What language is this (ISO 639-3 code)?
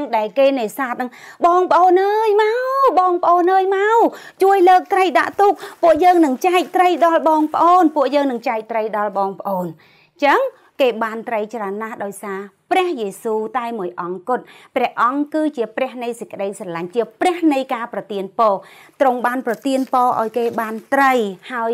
tha